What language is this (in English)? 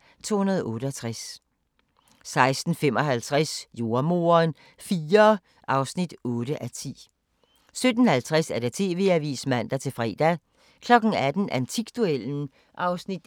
Danish